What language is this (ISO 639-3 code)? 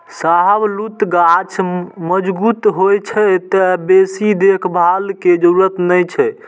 mai